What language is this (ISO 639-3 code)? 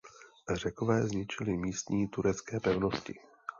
ces